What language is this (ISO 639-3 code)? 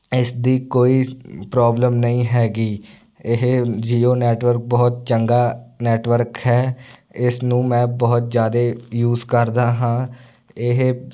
pan